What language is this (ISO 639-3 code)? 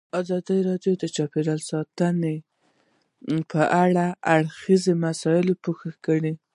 pus